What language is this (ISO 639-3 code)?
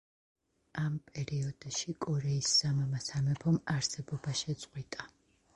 kat